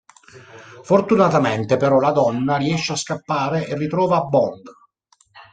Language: Italian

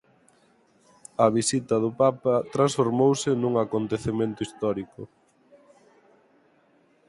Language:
Galician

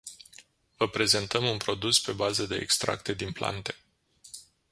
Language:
Romanian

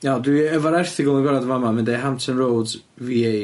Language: Welsh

